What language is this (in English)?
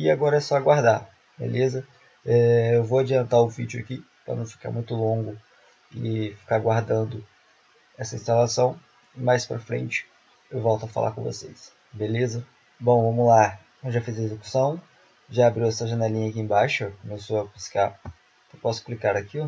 Portuguese